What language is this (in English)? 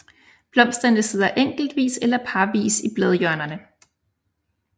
Danish